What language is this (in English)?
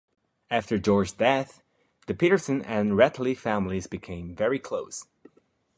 English